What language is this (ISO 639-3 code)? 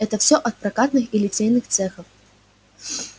rus